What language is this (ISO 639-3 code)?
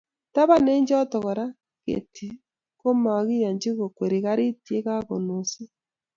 kln